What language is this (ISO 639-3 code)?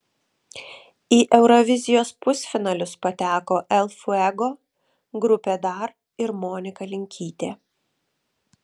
lit